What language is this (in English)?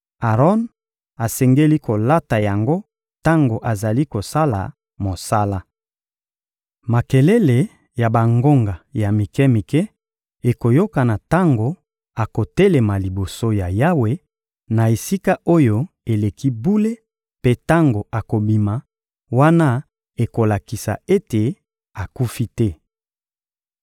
Lingala